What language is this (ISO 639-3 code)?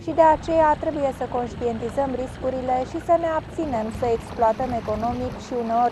ron